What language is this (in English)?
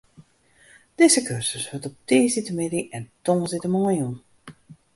Western Frisian